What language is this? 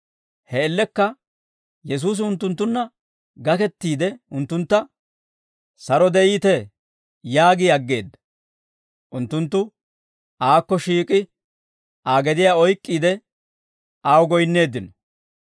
Dawro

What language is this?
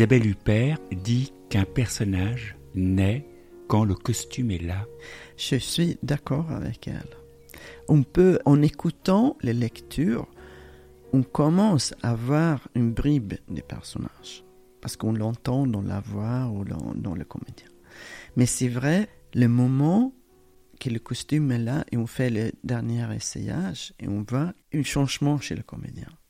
French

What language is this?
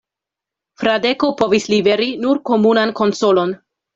Esperanto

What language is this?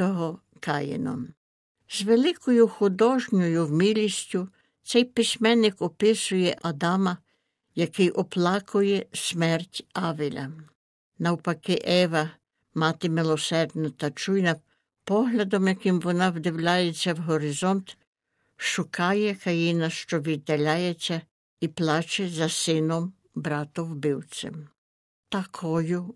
Ukrainian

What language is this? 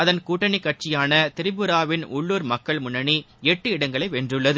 Tamil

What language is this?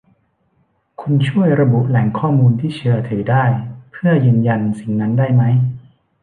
Thai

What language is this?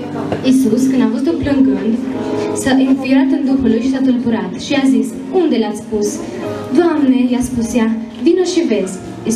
Romanian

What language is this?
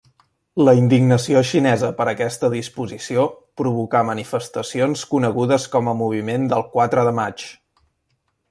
Catalan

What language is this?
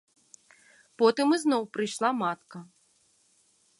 Belarusian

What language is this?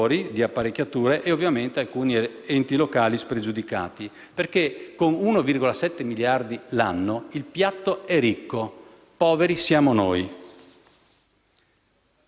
Italian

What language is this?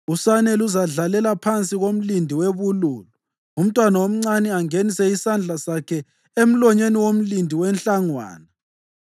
North Ndebele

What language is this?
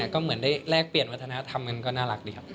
Thai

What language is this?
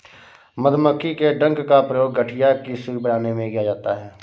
Hindi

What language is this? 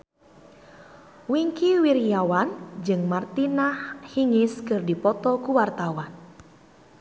Sundanese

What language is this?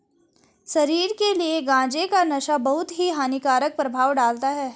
Hindi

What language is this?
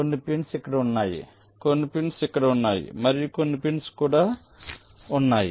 Telugu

